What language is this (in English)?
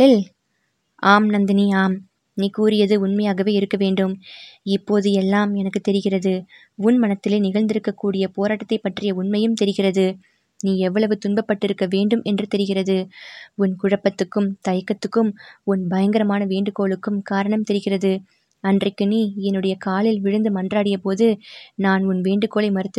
Tamil